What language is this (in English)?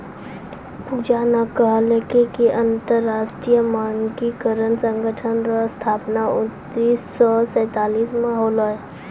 Maithili